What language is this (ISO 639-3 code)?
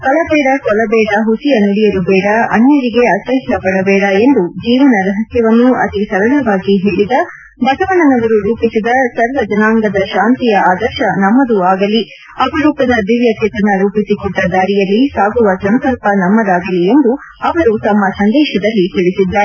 kan